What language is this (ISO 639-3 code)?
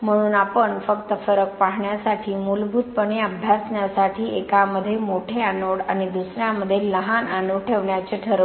mar